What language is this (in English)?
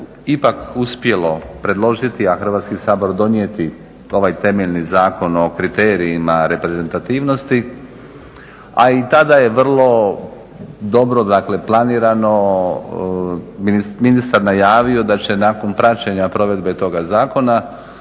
Croatian